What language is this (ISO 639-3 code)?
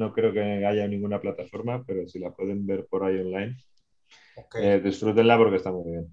spa